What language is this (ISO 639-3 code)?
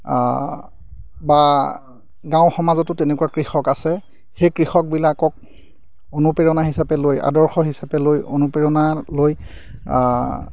asm